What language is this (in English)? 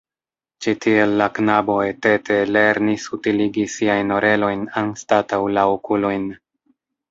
Esperanto